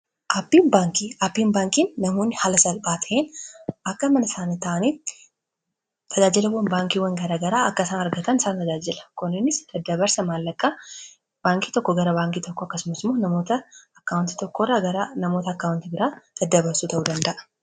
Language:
Oromo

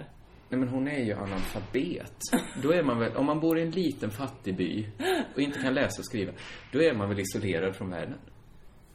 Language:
Swedish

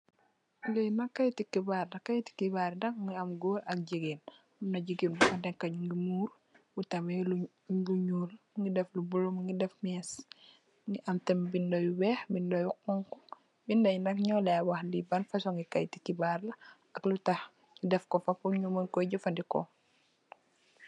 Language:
Wolof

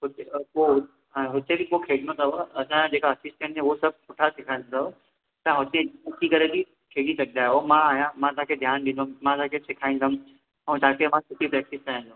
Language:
Sindhi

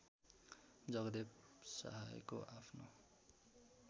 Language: Nepali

